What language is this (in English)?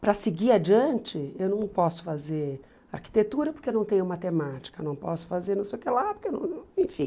Portuguese